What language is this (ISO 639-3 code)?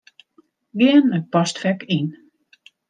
fry